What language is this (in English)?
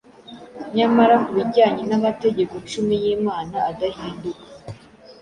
Kinyarwanda